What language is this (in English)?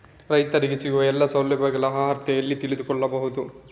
Kannada